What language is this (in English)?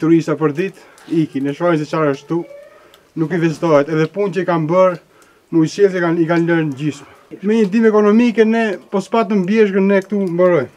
Romanian